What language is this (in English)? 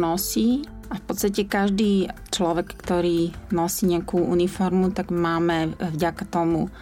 Slovak